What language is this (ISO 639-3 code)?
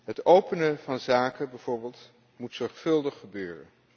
nld